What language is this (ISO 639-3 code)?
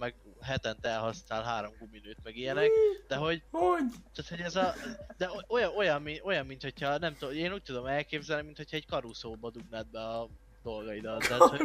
hun